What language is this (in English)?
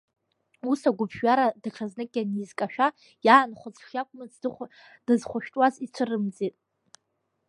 Abkhazian